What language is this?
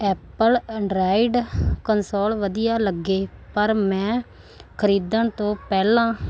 Punjabi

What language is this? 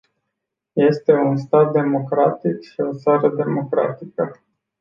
Romanian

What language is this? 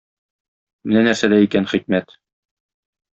Tatar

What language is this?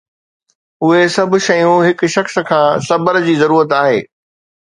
Sindhi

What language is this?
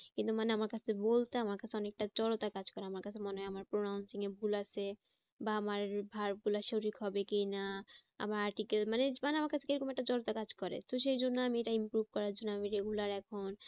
Bangla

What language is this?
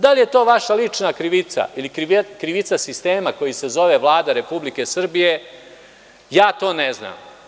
Serbian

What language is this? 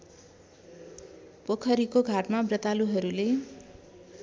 Nepali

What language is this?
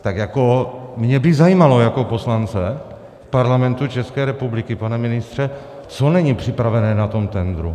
Czech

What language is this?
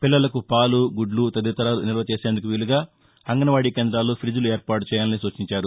Telugu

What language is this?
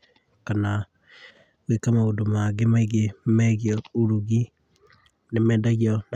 Kikuyu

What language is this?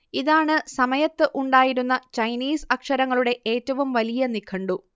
Malayalam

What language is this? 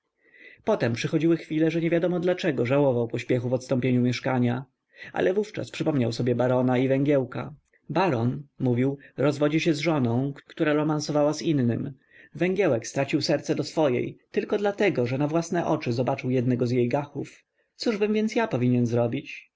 Polish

